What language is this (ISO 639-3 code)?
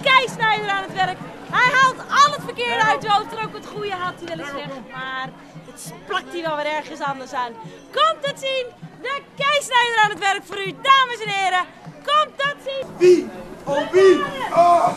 nld